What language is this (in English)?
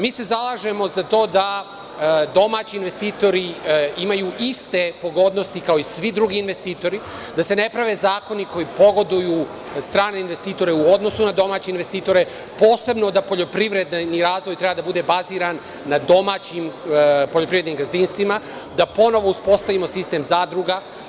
Serbian